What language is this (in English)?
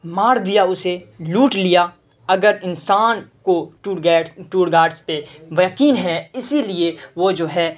Urdu